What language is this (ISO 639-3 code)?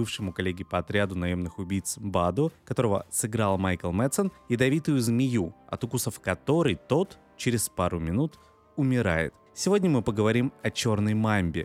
rus